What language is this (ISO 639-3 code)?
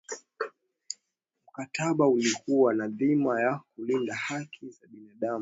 swa